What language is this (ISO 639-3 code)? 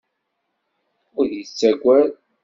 kab